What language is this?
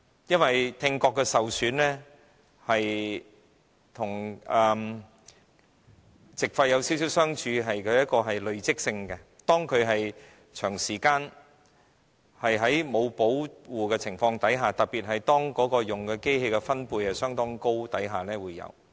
Cantonese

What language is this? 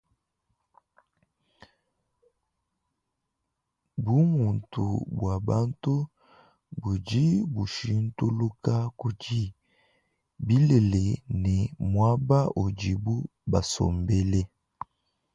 Luba-Lulua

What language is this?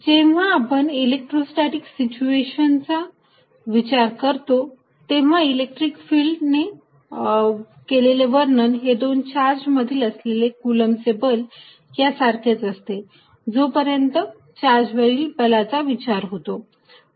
Marathi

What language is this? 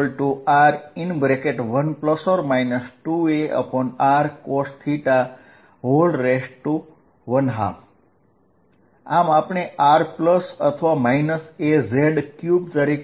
Gujarati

